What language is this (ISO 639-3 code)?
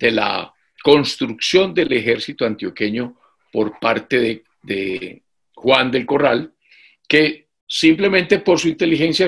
spa